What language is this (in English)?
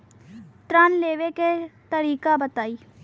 Bhojpuri